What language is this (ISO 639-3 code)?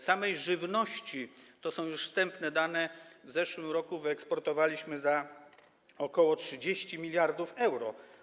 pol